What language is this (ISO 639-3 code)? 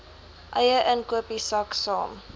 afr